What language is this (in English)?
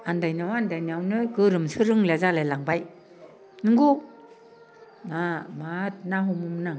Bodo